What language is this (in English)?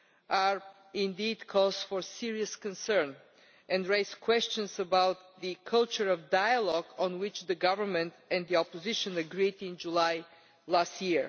English